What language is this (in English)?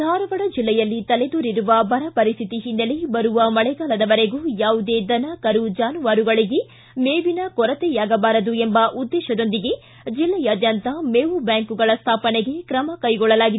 Kannada